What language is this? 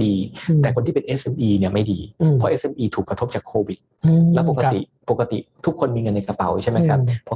Thai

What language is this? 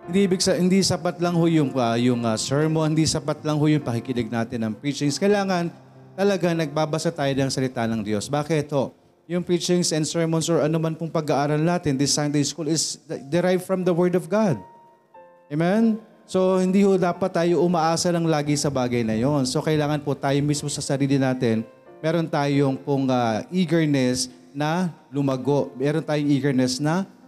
Filipino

